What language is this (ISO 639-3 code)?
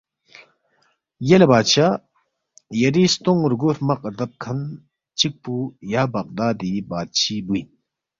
bft